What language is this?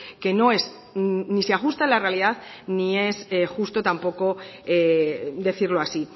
Spanish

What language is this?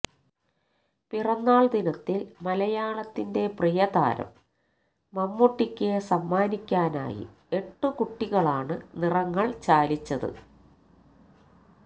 Malayalam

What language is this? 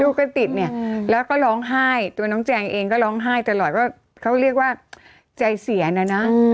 Thai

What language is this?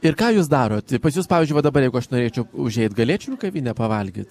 Lithuanian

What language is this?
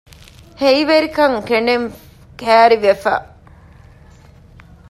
Divehi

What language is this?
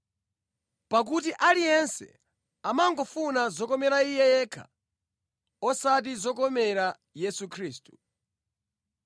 Nyanja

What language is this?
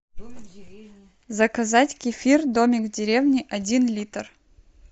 Russian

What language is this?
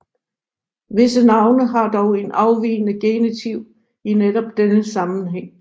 Danish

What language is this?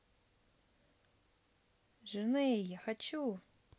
Russian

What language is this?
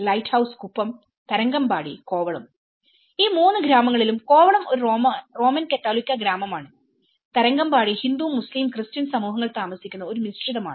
Malayalam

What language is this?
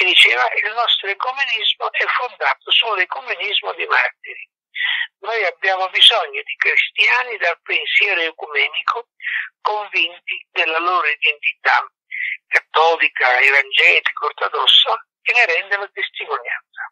Italian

